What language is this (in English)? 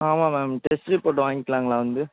Tamil